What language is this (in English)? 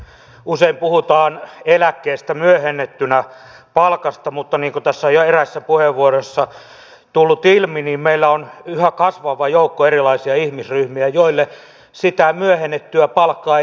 Finnish